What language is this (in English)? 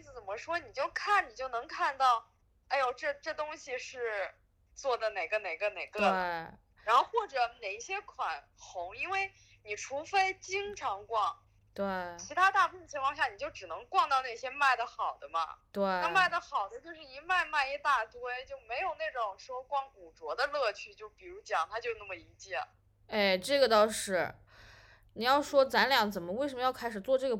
Chinese